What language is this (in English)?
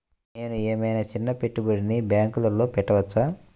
Telugu